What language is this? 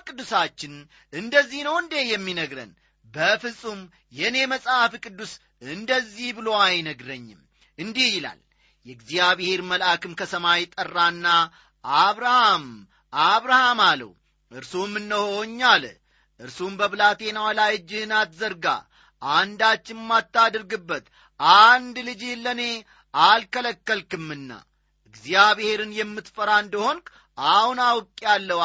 Amharic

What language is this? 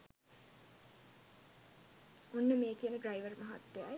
Sinhala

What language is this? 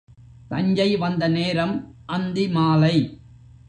Tamil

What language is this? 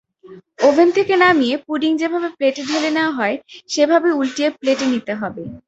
Bangla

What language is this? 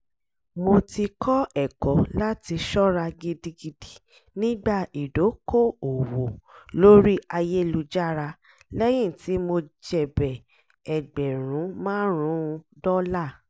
Yoruba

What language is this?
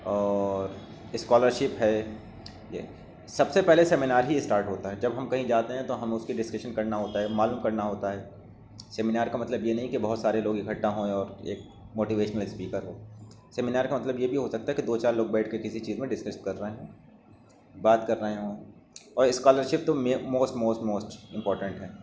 Urdu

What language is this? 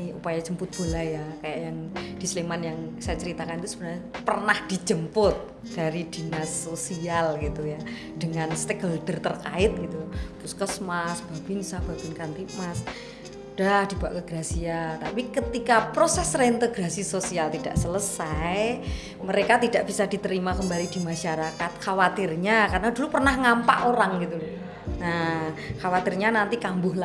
Indonesian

